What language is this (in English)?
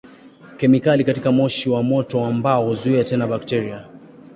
Swahili